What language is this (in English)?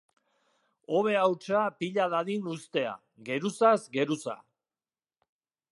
Basque